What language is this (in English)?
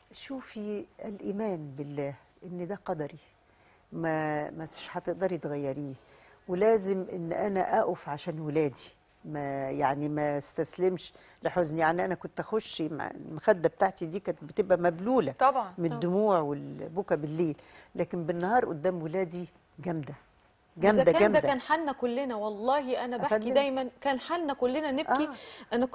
Arabic